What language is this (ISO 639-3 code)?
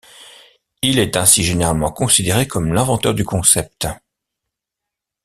fra